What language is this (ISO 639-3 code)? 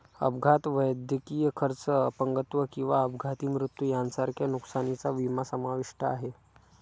mar